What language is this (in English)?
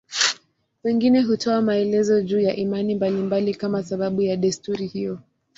Swahili